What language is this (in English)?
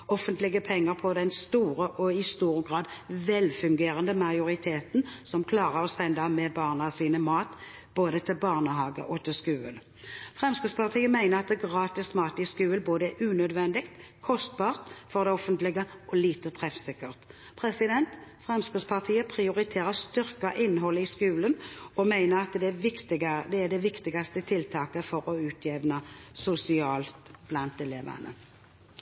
Norwegian Bokmål